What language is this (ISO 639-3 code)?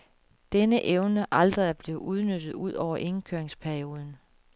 dan